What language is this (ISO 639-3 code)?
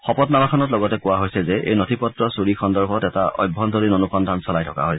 asm